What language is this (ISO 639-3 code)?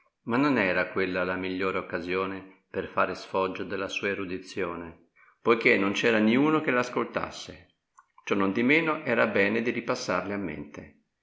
ita